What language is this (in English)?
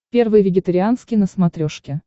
Russian